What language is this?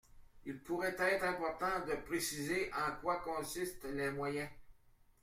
French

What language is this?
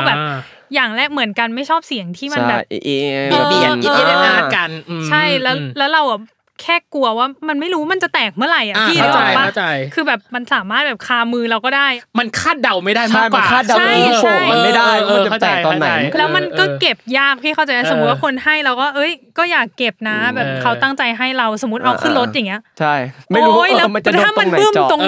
Thai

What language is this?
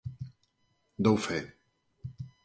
Galician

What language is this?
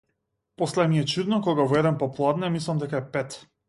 Macedonian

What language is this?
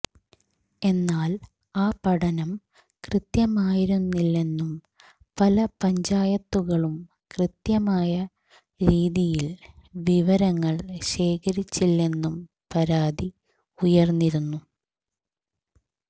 Malayalam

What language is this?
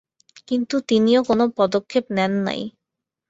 Bangla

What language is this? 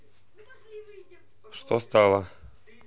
Russian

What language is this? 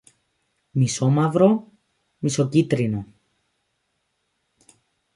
Greek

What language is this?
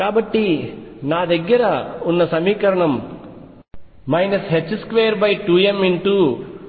Telugu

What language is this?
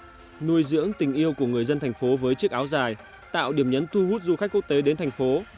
Vietnamese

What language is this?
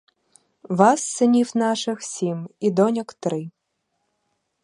Ukrainian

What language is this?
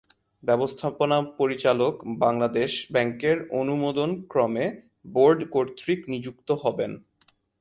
Bangla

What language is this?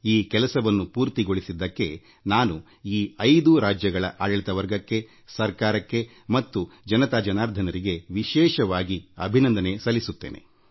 Kannada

